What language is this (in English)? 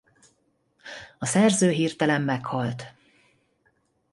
Hungarian